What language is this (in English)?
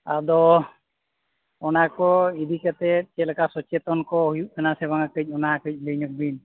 Santali